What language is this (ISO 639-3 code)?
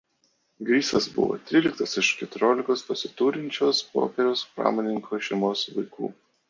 lit